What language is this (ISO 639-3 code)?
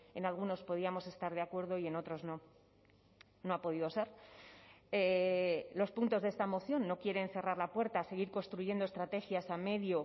spa